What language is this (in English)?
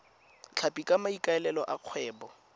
Tswana